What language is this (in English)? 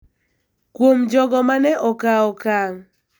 Luo (Kenya and Tanzania)